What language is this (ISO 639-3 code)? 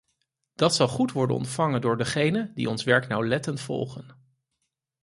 nld